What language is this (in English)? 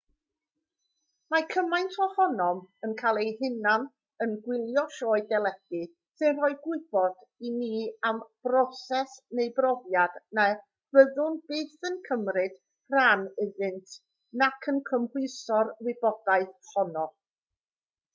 Welsh